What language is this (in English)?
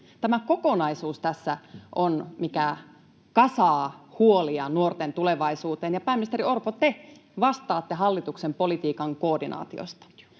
Finnish